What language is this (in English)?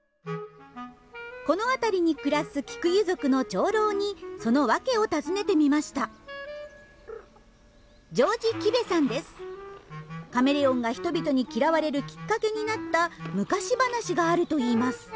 Japanese